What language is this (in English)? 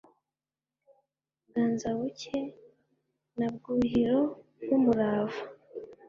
Kinyarwanda